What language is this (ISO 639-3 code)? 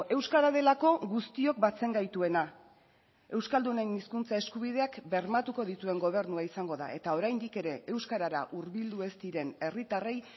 eus